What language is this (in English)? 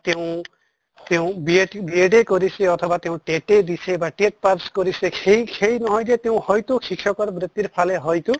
Assamese